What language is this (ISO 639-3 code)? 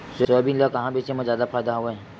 hne